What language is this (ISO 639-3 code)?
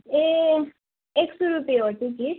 nep